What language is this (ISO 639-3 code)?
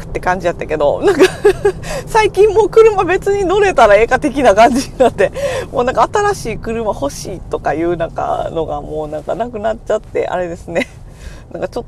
jpn